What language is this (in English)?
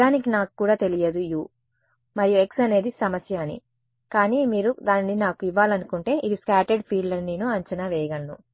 Telugu